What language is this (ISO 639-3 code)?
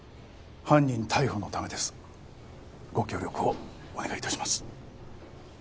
jpn